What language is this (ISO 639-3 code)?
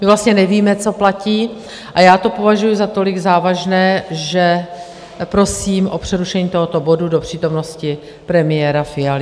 ces